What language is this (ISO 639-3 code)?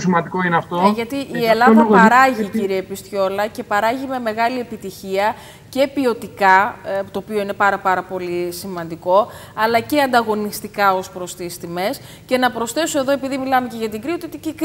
ell